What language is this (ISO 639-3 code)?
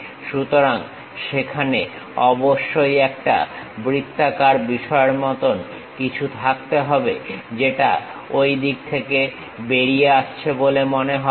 ben